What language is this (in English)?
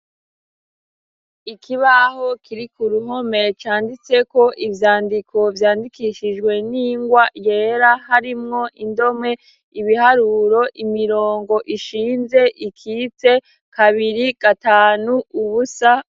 Rundi